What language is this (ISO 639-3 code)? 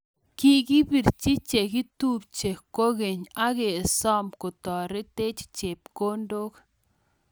kln